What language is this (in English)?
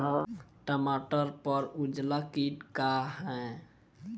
Bhojpuri